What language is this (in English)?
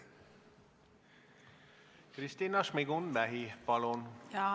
Estonian